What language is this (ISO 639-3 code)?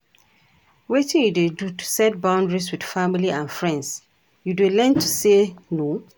pcm